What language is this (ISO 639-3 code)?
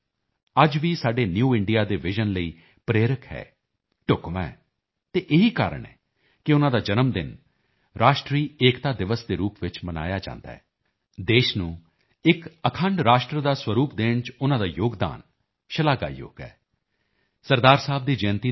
pan